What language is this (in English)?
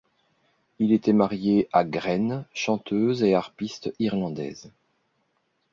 French